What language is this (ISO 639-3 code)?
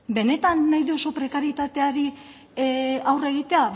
eus